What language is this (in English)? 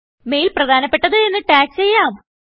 Malayalam